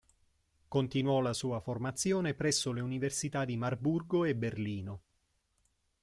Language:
Italian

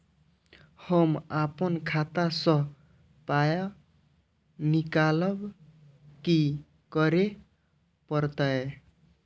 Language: Maithili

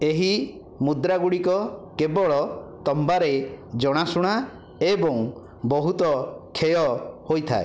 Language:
Odia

